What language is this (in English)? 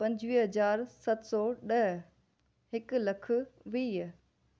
Sindhi